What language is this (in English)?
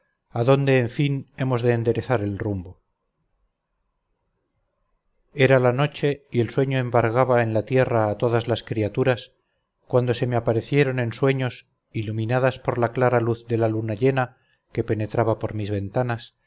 Spanish